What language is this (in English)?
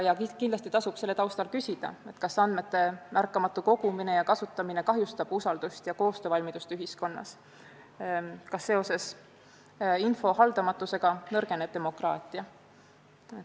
Estonian